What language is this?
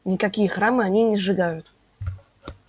Russian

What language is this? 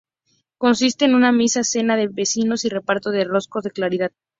Spanish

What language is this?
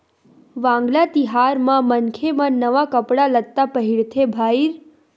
Chhattisgarhi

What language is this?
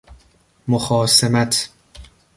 Persian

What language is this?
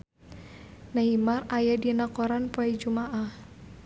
Sundanese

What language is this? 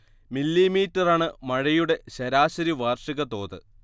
Malayalam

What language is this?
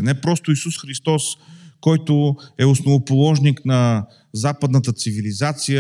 Bulgarian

